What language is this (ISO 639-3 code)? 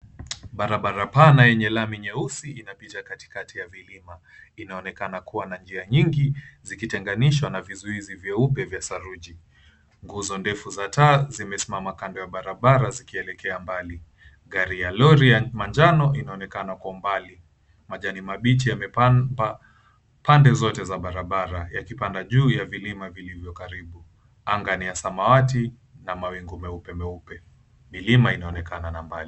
swa